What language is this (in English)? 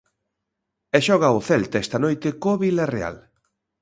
Galician